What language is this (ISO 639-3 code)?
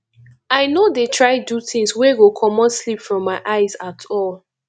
pcm